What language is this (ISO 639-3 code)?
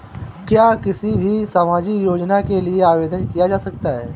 hin